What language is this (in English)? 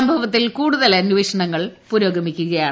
Malayalam